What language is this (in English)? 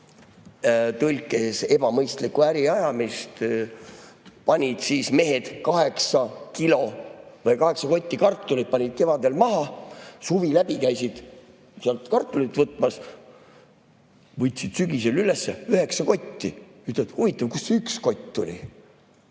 Estonian